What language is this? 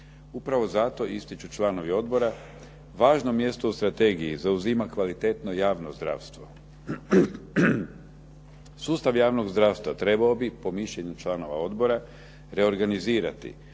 Croatian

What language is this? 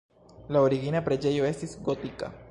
Esperanto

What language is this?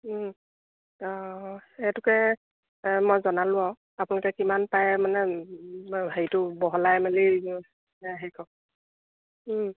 Assamese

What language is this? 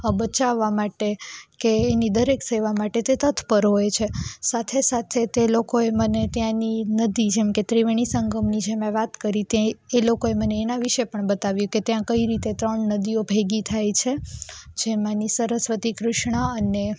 Gujarati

